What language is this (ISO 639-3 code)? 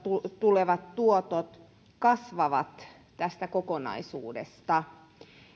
fin